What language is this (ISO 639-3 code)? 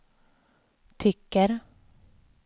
swe